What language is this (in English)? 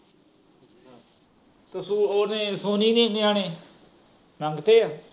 Punjabi